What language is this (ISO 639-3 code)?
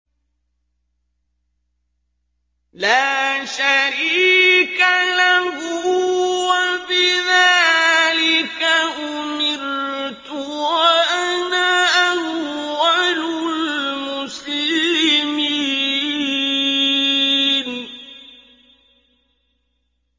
ara